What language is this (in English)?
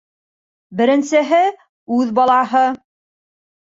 Bashkir